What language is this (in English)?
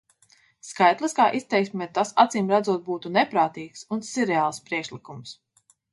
Latvian